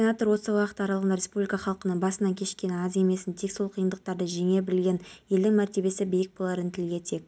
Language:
Kazakh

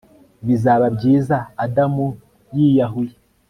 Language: Kinyarwanda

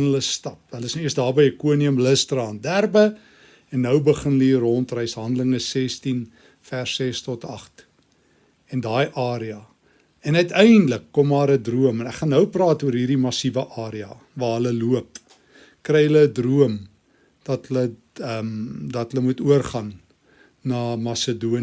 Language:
Dutch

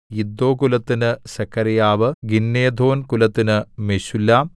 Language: Malayalam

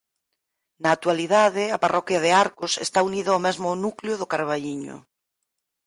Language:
Galician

